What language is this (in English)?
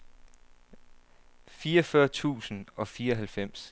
Danish